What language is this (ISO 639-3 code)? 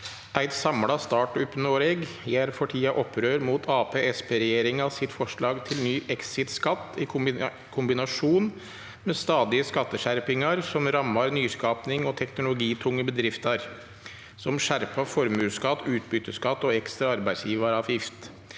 nor